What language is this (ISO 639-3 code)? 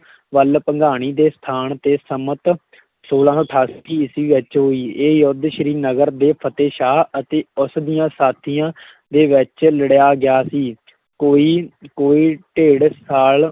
pan